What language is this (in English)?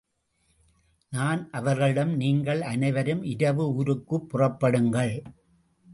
Tamil